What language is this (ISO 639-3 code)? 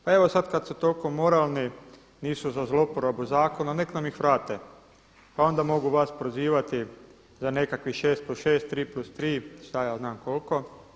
hrv